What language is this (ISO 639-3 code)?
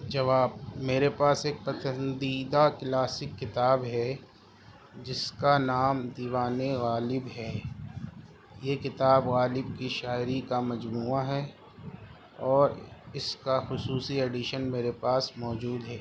urd